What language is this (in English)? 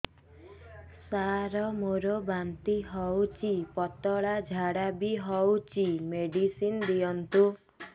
Odia